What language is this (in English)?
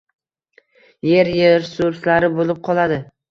Uzbek